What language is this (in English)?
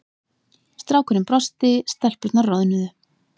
Icelandic